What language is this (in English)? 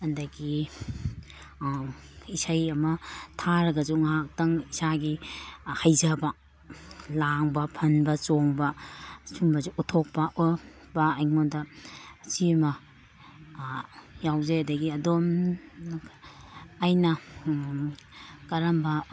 Manipuri